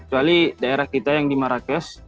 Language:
Indonesian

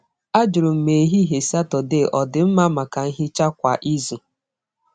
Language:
Igbo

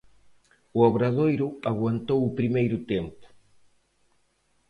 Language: Galician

